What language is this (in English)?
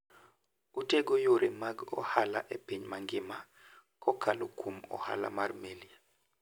Luo (Kenya and Tanzania)